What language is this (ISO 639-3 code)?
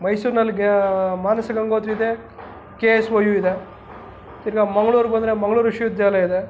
kan